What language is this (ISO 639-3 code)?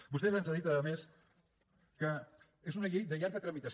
cat